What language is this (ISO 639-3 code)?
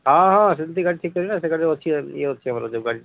ori